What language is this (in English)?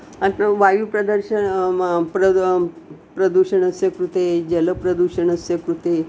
Sanskrit